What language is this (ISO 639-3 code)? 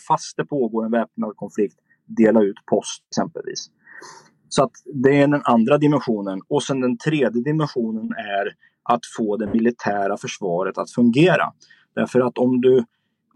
swe